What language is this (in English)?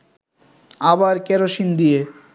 Bangla